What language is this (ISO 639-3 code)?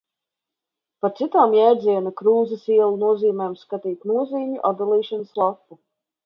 lav